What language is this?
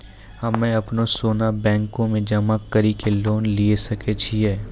Maithili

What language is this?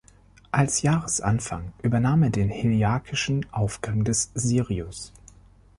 German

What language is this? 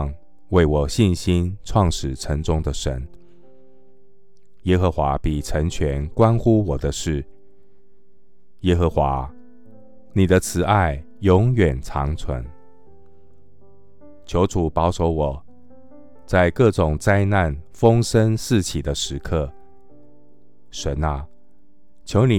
Chinese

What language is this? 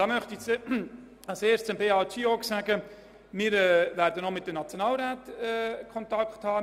Swiss German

